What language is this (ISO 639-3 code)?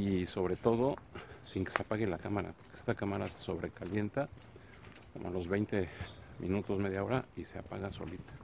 spa